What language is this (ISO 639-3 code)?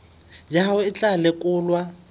sot